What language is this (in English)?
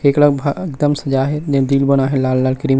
Chhattisgarhi